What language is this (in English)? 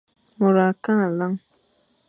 Fang